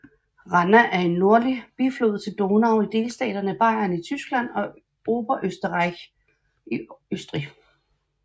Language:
Danish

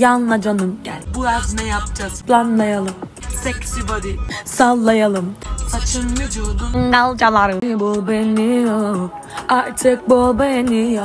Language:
Turkish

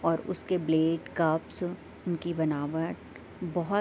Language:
Urdu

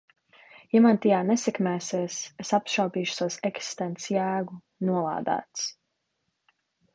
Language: Latvian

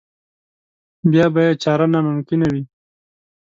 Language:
Pashto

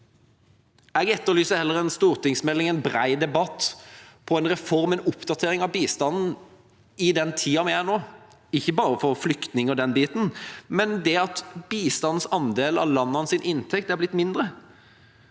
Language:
Norwegian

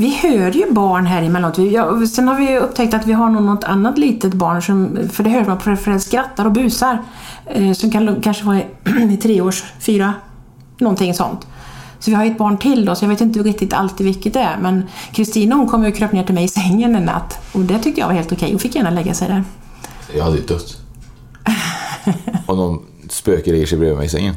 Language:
Swedish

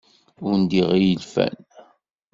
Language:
Kabyle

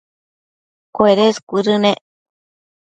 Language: Matsés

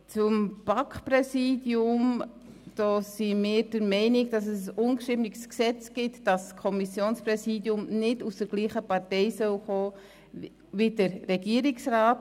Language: Swiss German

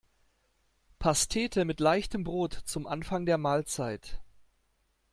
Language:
German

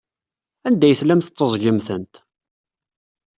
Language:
Kabyle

